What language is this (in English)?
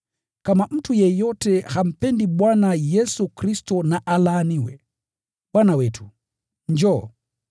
Swahili